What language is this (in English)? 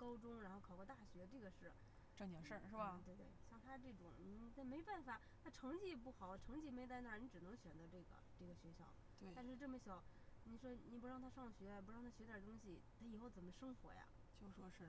Chinese